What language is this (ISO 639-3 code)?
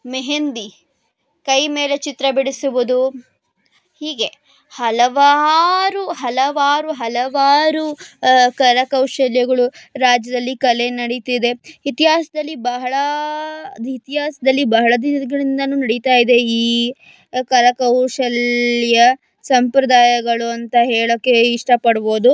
kan